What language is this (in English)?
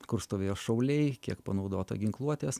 Lithuanian